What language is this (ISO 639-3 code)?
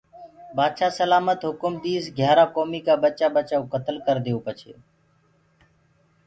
ggg